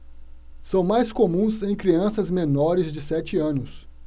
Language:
Portuguese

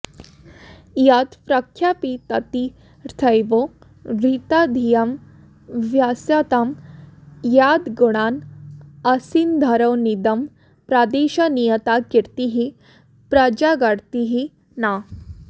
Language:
Sanskrit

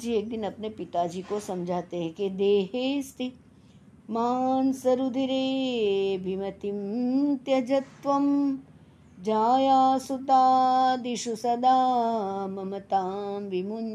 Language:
Hindi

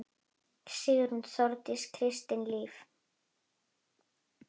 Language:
Icelandic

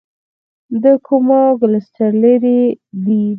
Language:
Pashto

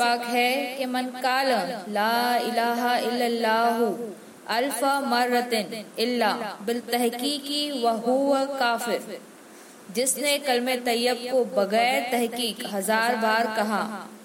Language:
Hindi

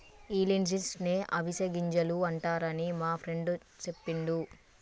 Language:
Telugu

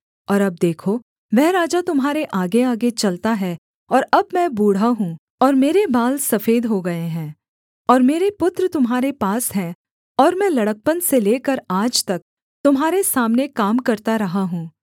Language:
Hindi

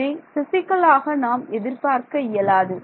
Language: Tamil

